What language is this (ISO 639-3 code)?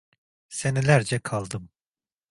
tur